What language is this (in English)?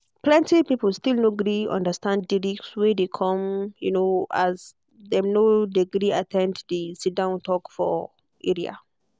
Nigerian Pidgin